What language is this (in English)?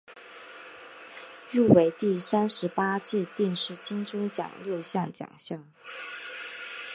Chinese